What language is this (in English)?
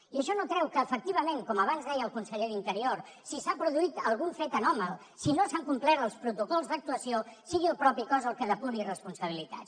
Catalan